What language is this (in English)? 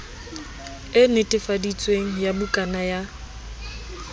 Southern Sotho